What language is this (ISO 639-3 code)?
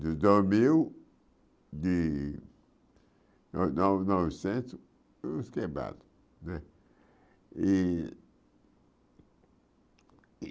por